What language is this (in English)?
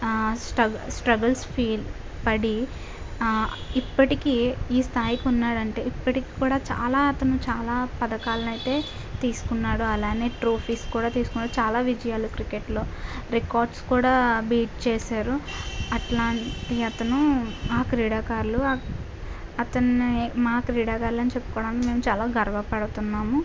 Telugu